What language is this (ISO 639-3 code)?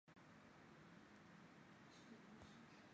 zho